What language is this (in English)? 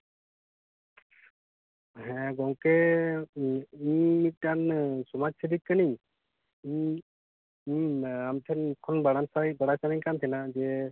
Santali